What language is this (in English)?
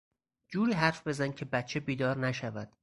Persian